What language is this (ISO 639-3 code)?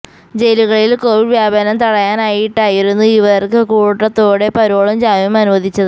mal